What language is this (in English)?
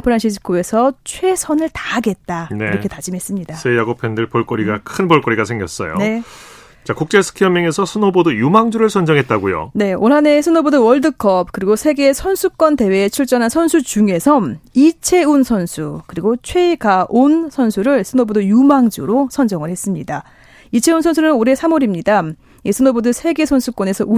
Korean